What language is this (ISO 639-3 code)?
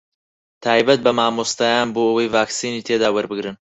ckb